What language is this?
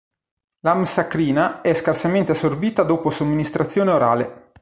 Italian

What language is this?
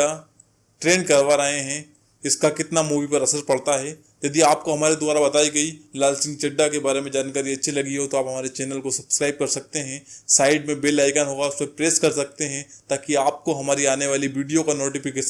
Hindi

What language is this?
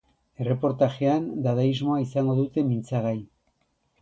Basque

